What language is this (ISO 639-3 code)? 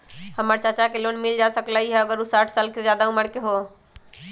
mag